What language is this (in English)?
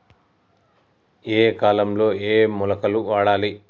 Telugu